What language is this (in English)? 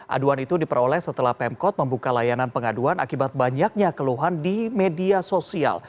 Indonesian